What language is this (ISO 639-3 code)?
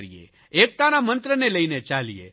guj